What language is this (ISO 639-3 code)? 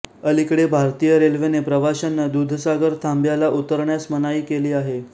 mar